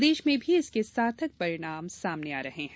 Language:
Hindi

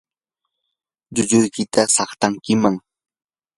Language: Yanahuanca Pasco Quechua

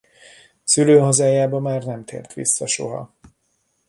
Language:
Hungarian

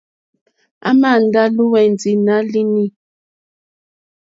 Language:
Mokpwe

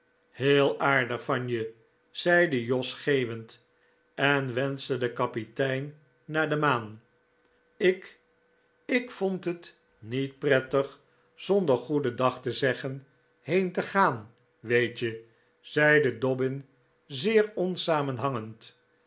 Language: Dutch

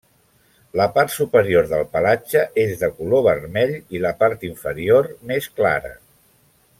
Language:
Catalan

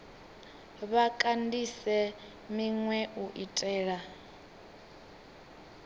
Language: Venda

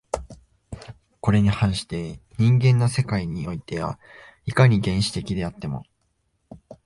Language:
Japanese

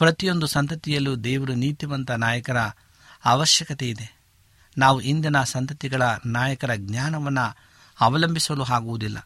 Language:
Kannada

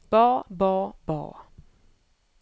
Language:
Norwegian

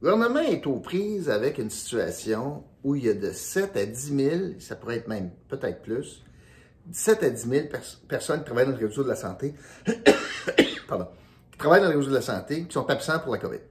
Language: French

